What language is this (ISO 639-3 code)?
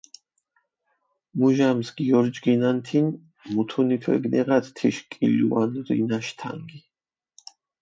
xmf